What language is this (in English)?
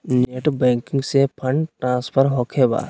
Magahi